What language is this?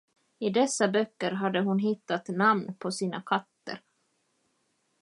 Swedish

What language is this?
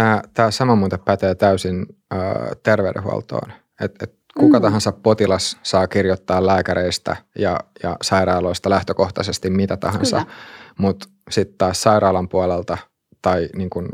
Finnish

